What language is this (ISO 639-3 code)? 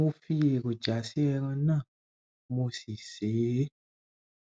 yor